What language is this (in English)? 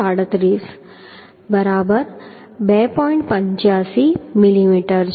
Gujarati